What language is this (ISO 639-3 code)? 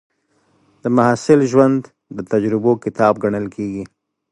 pus